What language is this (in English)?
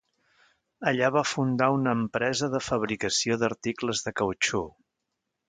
Catalan